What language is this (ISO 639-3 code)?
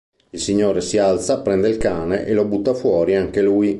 ita